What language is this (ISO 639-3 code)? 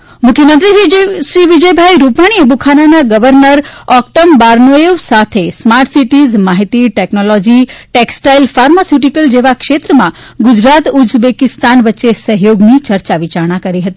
guj